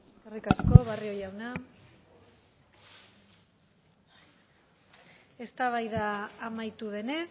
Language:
Basque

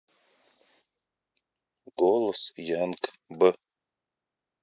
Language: Russian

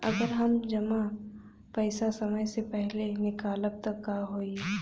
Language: Bhojpuri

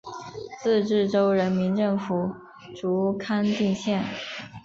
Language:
Chinese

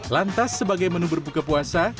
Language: Indonesian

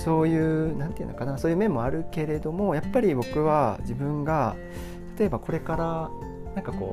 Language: Japanese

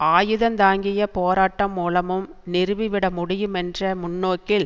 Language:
Tamil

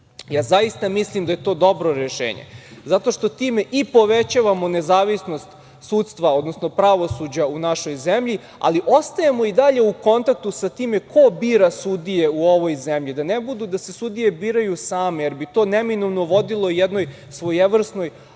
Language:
Serbian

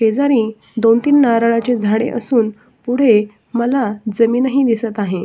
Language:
Marathi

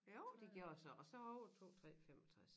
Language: Danish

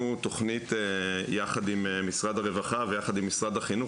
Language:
Hebrew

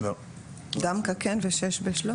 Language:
Hebrew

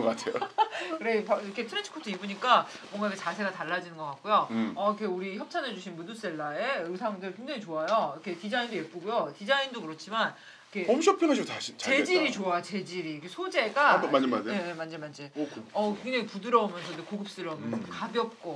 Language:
Korean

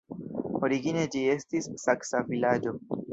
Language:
Esperanto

